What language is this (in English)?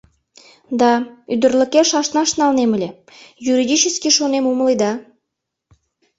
Mari